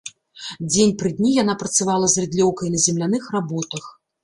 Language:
Belarusian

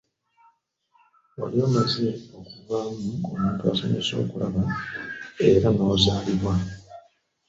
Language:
Ganda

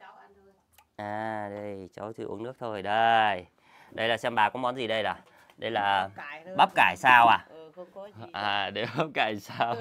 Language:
Vietnamese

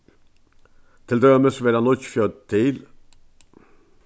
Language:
Faroese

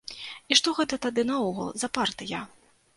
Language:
Belarusian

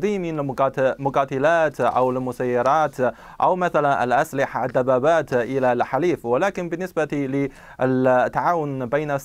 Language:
Arabic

